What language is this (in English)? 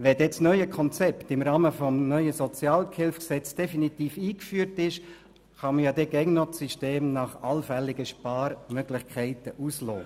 Swiss German